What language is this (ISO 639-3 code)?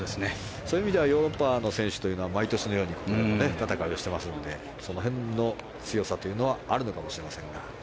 jpn